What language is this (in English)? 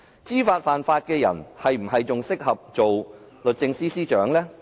Cantonese